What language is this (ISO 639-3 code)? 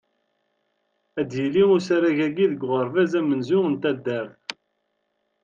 kab